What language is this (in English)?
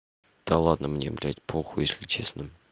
Russian